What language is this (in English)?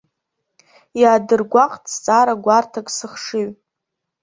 Abkhazian